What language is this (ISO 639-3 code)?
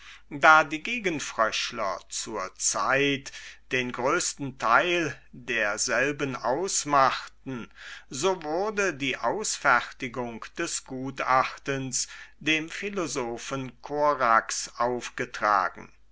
deu